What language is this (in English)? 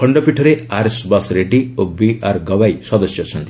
Odia